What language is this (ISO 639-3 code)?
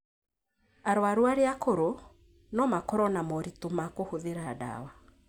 kik